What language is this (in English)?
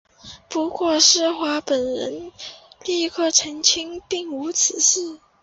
Chinese